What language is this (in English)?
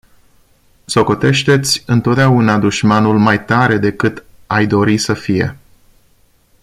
Romanian